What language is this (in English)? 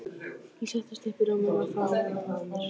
Icelandic